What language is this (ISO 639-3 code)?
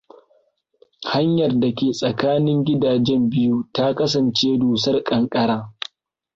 hau